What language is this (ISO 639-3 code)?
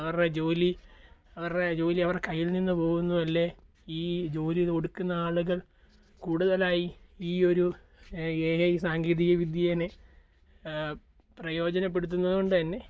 mal